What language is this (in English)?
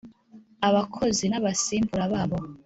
Kinyarwanda